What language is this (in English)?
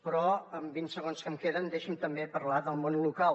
Catalan